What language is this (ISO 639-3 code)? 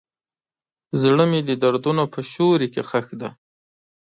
pus